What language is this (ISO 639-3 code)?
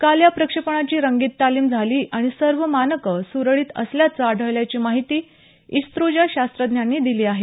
mar